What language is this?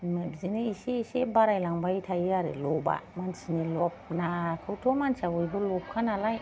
Bodo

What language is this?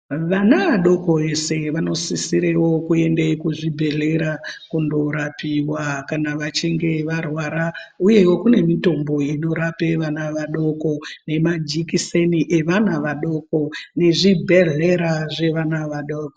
Ndau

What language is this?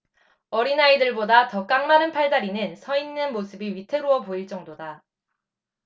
Korean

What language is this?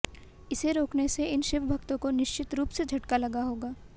Hindi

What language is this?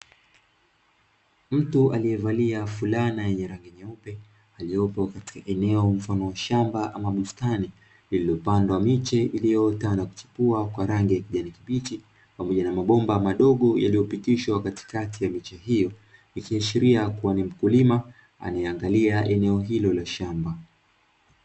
Swahili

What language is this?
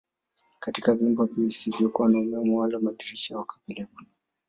Swahili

